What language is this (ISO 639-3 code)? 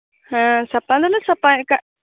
sat